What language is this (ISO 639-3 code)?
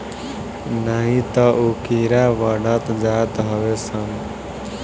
bho